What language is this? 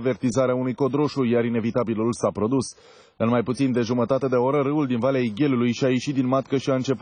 Romanian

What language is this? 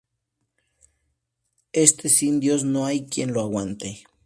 Spanish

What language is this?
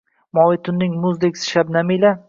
Uzbek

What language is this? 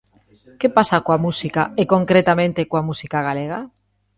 Galician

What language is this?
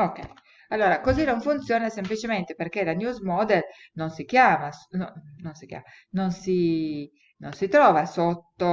Italian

